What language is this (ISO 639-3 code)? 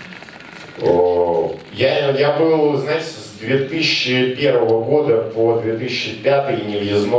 rus